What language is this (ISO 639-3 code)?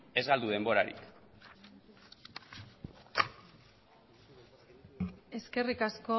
eus